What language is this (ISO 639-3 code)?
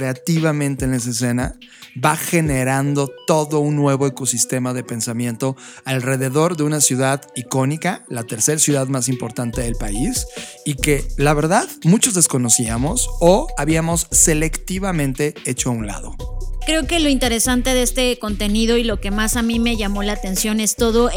spa